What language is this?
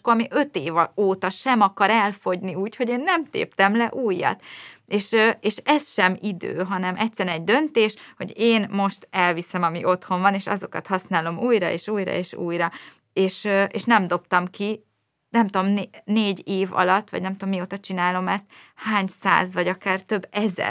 Hungarian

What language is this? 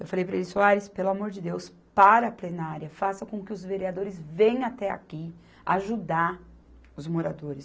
Portuguese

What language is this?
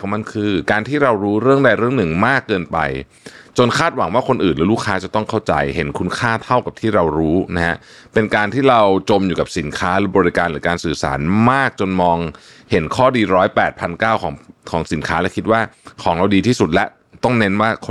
Thai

